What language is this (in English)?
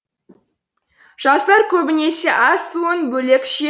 Kazakh